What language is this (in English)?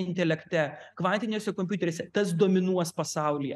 Lithuanian